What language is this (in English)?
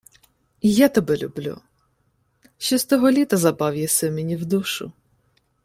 Ukrainian